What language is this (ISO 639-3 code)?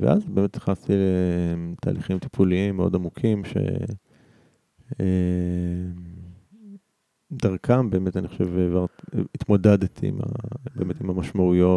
heb